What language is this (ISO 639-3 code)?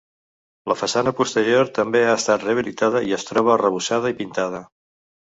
cat